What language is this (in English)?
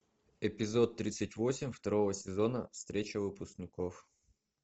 Russian